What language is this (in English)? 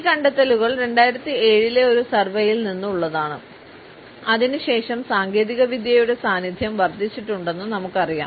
Malayalam